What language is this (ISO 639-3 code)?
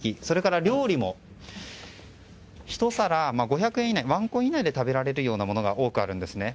jpn